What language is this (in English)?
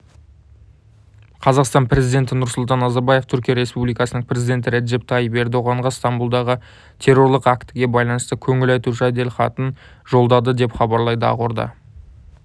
Kazakh